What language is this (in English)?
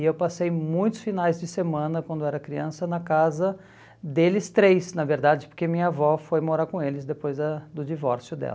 Portuguese